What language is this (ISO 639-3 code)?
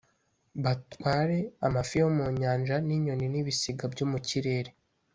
kin